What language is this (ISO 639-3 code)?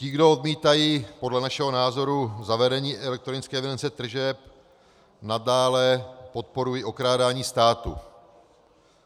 ces